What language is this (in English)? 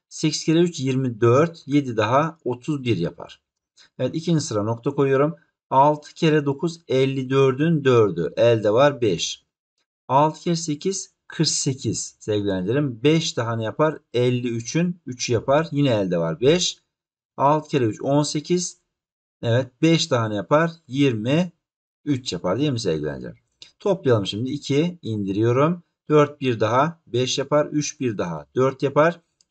Turkish